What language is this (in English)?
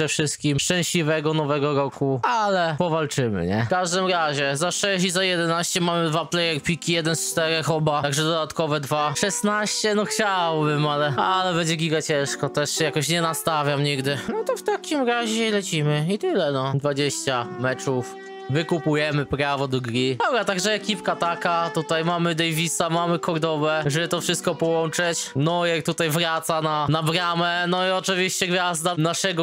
Polish